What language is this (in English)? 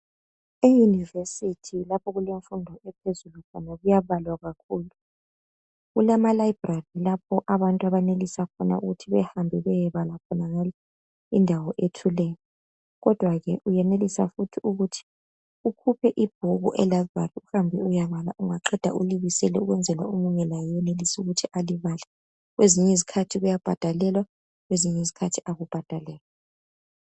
North Ndebele